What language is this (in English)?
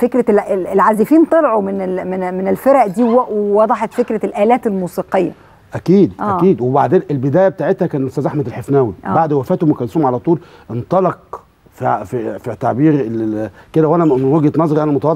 Arabic